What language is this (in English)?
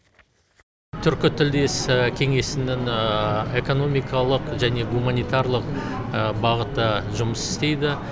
Kazakh